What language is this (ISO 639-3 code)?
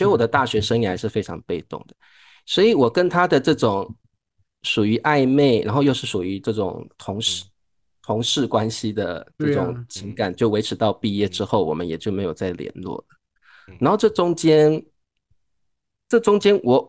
zho